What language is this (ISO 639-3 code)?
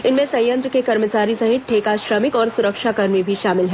hin